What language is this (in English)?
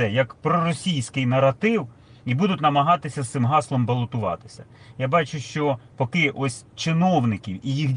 Ukrainian